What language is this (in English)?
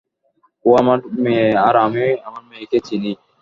Bangla